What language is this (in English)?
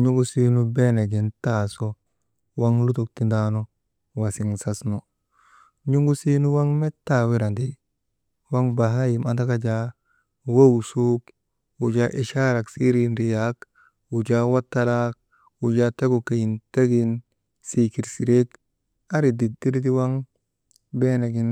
Maba